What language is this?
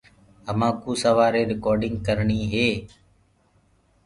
Gurgula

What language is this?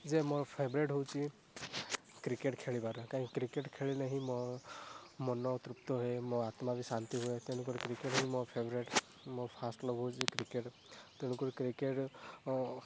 Odia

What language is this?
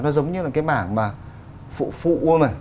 Vietnamese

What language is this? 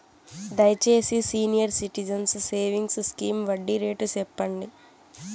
Telugu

